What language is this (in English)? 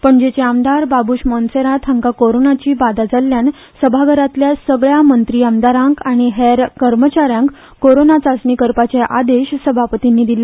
Konkani